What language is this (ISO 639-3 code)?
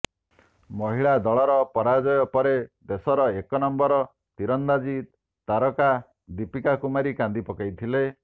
ori